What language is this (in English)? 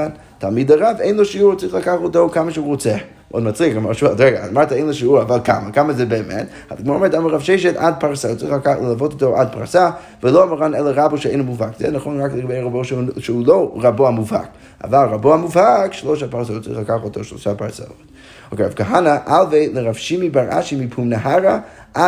Hebrew